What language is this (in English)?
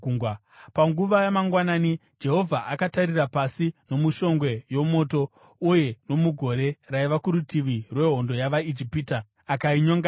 Shona